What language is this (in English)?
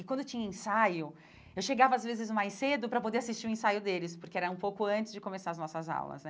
Portuguese